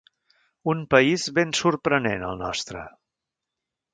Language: Catalan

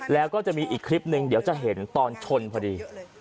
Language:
Thai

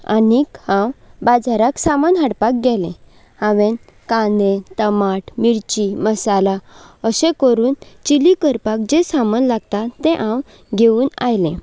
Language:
Konkani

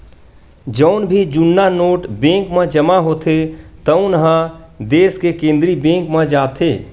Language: Chhattisgarhi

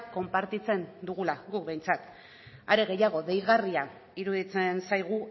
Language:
Basque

